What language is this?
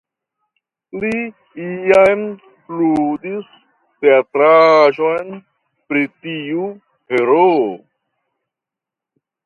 Esperanto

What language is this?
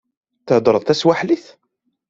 Kabyle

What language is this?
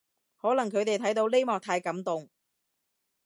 Cantonese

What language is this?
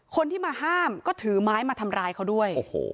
Thai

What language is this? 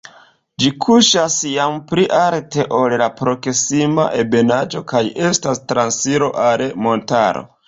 Esperanto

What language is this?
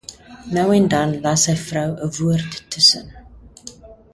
Afrikaans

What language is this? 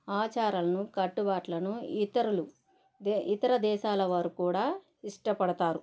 Telugu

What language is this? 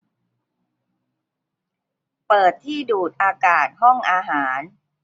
Thai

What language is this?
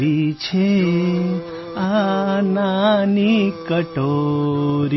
Gujarati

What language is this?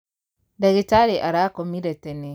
Kikuyu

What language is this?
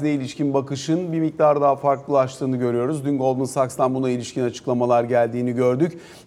Turkish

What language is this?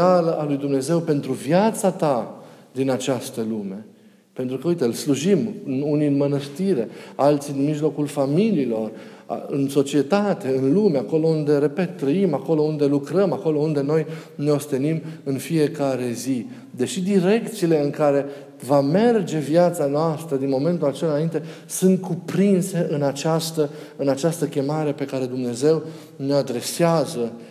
Romanian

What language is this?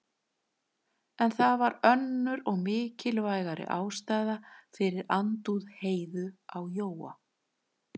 Icelandic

